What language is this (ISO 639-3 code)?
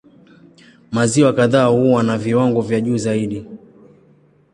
swa